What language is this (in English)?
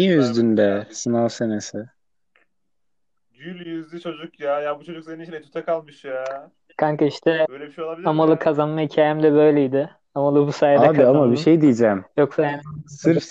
Turkish